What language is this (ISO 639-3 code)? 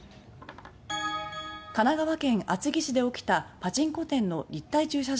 jpn